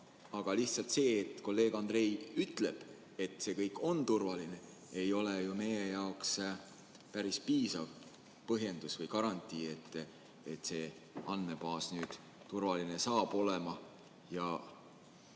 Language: Estonian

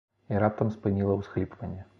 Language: Belarusian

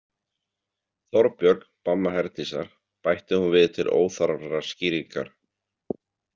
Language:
Icelandic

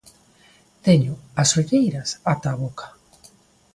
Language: Galician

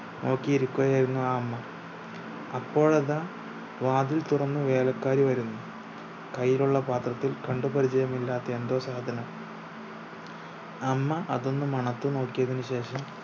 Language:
Malayalam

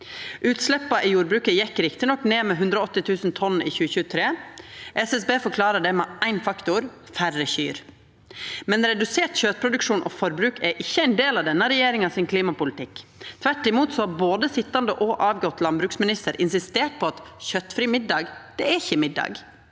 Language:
Norwegian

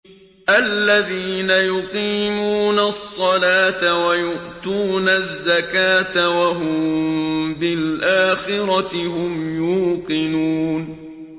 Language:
Arabic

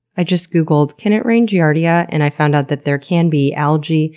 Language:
English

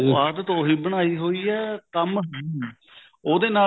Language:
Punjabi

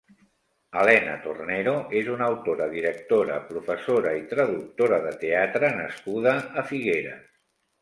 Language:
Catalan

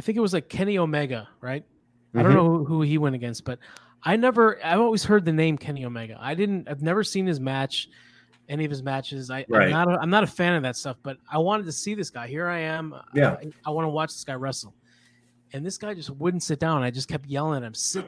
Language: English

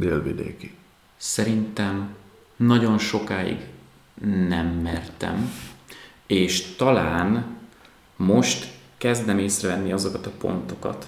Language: Hungarian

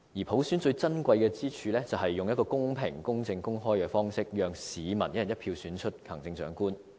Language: Cantonese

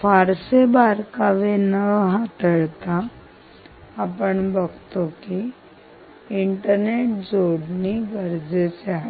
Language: Marathi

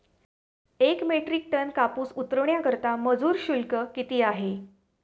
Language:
Marathi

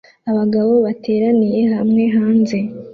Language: Kinyarwanda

